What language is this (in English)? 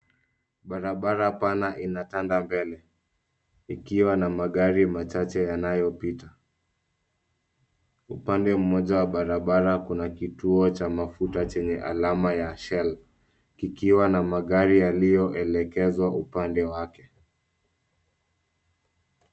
Swahili